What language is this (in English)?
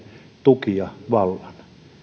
Finnish